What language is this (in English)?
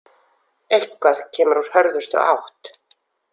Icelandic